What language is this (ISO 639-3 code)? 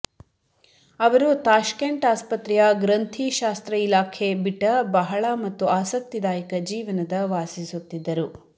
kan